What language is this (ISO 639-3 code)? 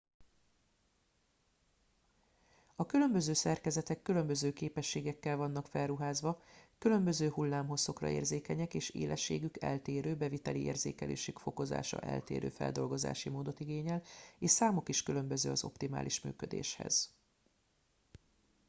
hun